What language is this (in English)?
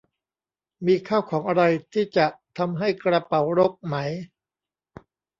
Thai